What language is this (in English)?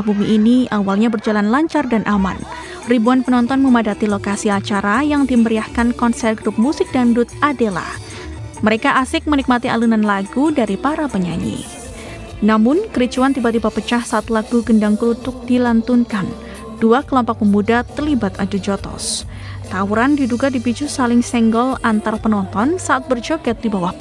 Indonesian